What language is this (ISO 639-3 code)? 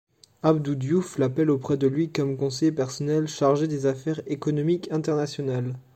fra